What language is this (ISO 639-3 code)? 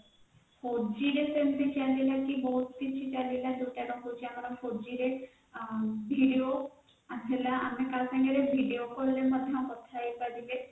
ori